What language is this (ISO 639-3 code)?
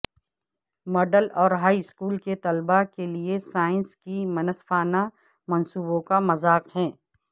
urd